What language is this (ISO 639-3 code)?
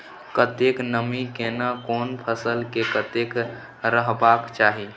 mai